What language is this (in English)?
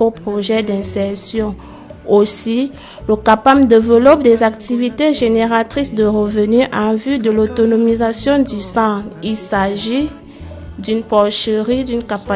French